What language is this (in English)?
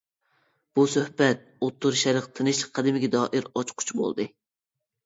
Uyghur